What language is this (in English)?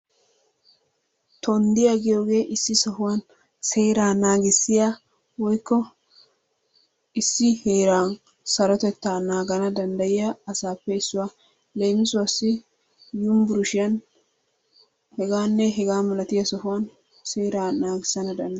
Wolaytta